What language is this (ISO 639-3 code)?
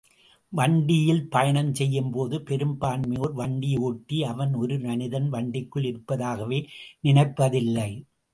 tam